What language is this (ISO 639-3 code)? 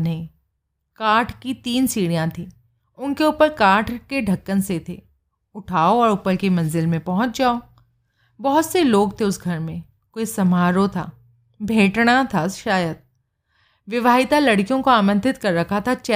hin